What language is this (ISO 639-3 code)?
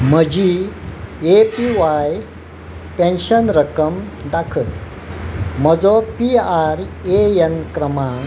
kok